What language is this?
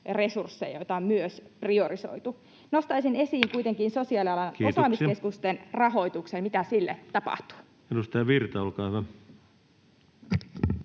Finnish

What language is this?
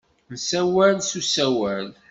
Kabyle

